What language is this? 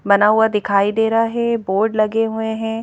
Hindi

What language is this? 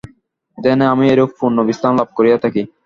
Bangla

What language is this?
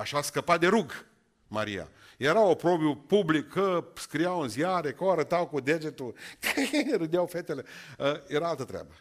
Romanian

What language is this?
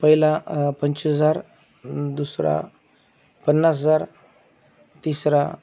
Marathi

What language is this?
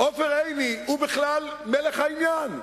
Hebrew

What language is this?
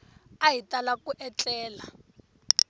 Tsonga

